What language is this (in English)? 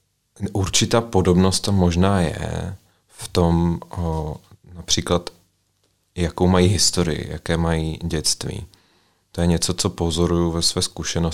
Czech